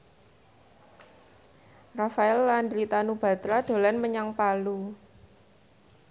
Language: Javanese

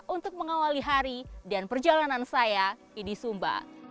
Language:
Indonesian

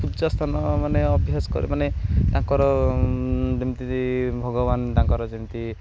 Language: Odia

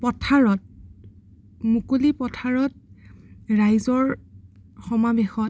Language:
Assamese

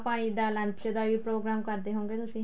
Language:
Punjabi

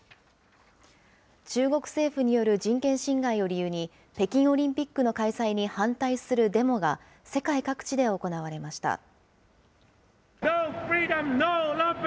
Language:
Japanese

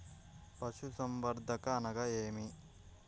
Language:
Telugu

